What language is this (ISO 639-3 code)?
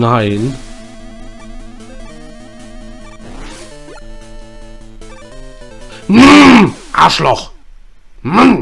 deu